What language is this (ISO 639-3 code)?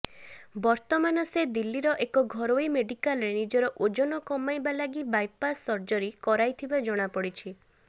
ori